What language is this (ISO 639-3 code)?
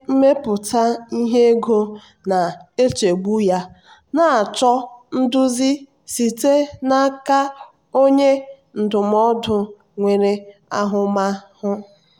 ibo